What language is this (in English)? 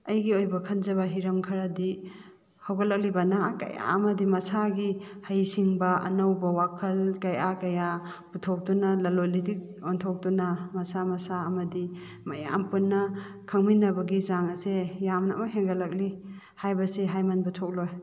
Manipuri